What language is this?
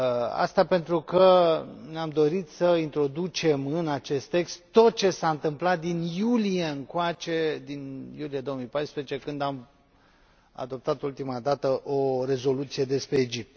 Romanian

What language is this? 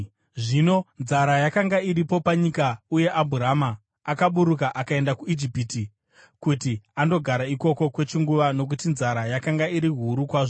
Shona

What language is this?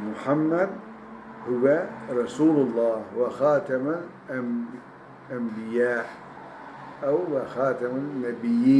Turkish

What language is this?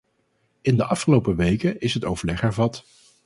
Dutch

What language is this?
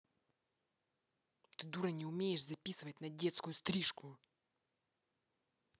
Russian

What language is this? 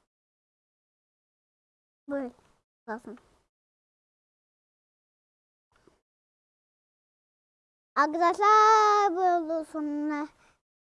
Turkish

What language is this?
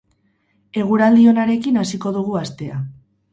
Basque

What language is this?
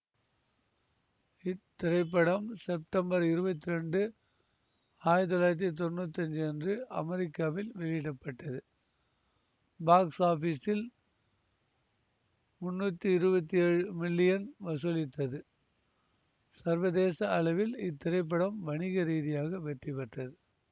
Tamil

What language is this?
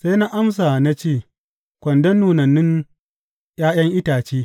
Hausa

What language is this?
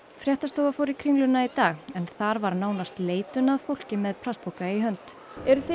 Icelandic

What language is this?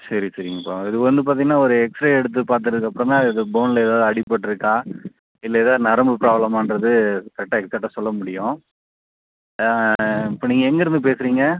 Tamil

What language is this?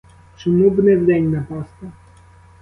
Ukrainian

